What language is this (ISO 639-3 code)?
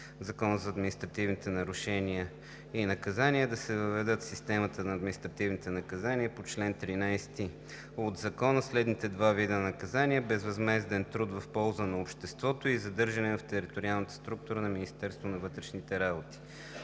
bul